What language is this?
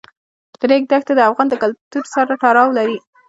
Pashto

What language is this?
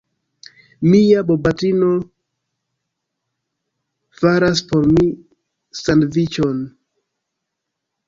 Esperanto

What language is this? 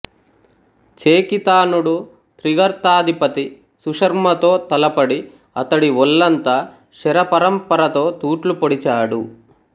Telugu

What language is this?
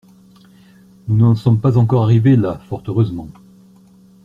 French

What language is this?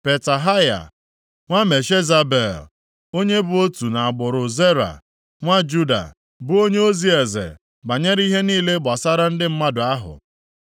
Igbo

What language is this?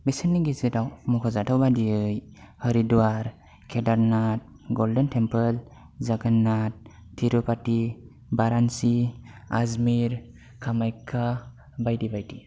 Bodo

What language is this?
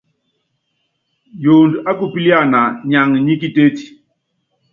Yangben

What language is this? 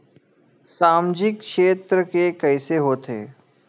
Chhattisgarhi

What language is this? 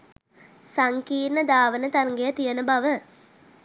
Sinhala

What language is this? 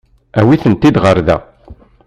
Kabyle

